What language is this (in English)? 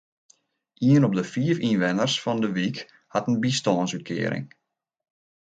Western Frisian